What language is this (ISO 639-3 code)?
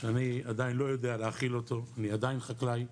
heb